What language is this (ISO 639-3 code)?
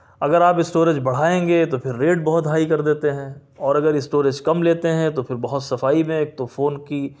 urd